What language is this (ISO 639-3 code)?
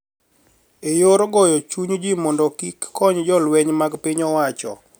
luo